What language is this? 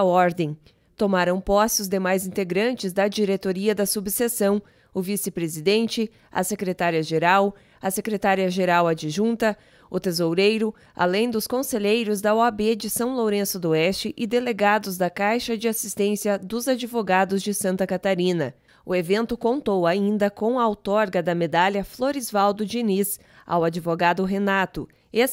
Portuguese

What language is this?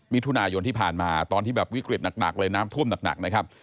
Thai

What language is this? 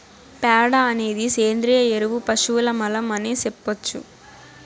Telugu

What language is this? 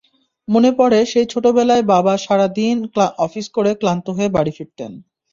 Bangla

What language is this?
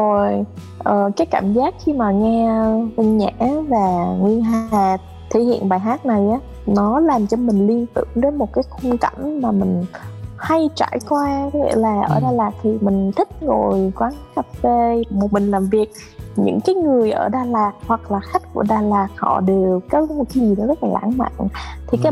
Vietnamese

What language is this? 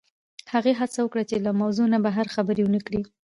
Pashto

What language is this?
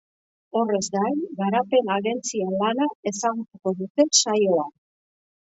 Basque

